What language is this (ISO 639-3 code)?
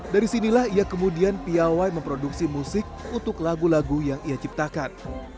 ind